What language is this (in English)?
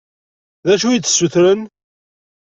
Kabyle